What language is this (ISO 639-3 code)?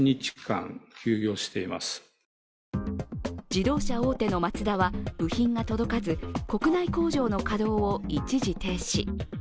jpn